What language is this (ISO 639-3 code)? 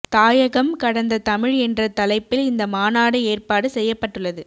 tam